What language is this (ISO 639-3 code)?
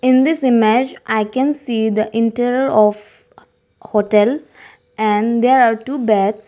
eng